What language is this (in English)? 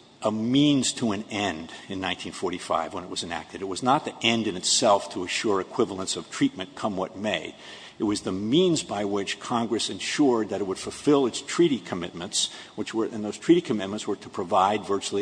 English